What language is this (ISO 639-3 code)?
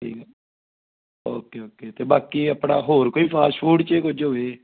pan